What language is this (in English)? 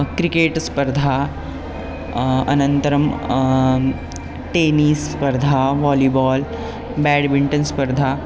Sanskrit